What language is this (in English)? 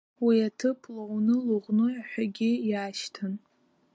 Abkhazian